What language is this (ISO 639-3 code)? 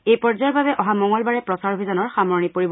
asm